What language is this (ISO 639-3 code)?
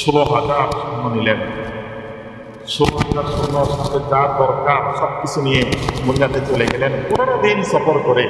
ind